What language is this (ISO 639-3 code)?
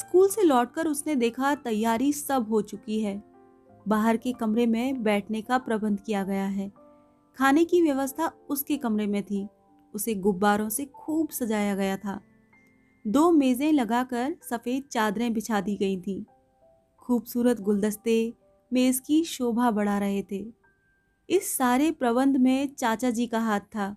hin